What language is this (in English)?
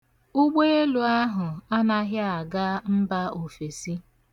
Igbo